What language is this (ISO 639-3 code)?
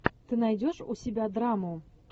rus